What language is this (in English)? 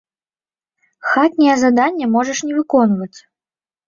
Belarusian